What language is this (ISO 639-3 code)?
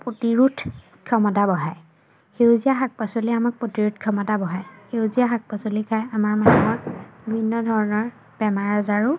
asm